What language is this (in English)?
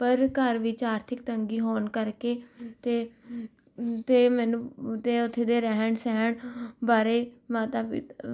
Punjabi